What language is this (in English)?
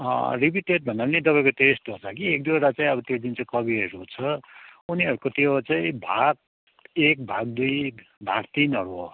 Nepali